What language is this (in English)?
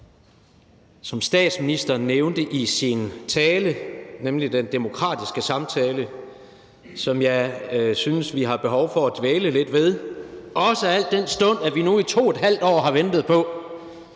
Danish